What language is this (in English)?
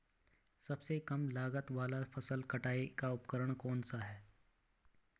Hindi